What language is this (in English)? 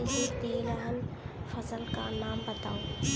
Hindi